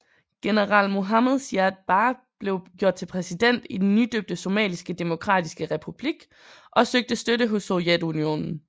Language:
Danish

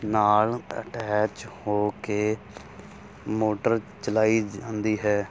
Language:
Punjabi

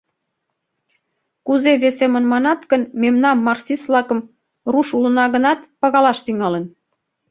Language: Mari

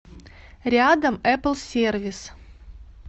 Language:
Russian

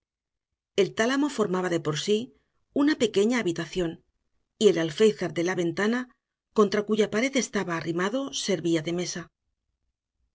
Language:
Spanish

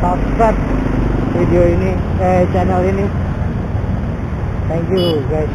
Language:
Indonesian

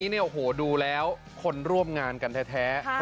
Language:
Thai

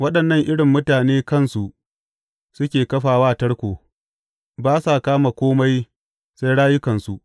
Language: Hausa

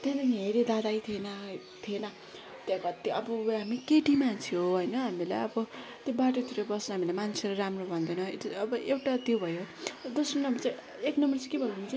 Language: Nepali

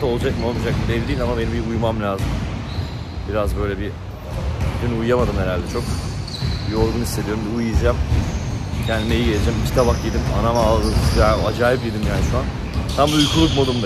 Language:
Turkish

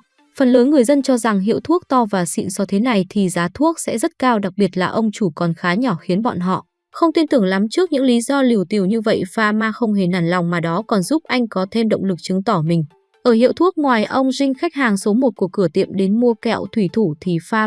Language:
Vietnamese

